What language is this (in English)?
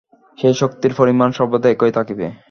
Bangla